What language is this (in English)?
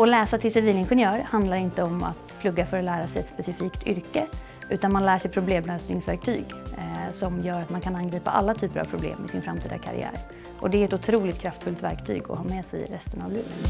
Swedish